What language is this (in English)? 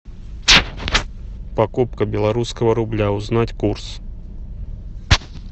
Russian